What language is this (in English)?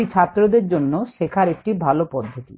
Bangla